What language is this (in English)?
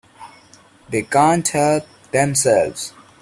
English